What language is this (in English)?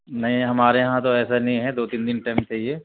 Urdu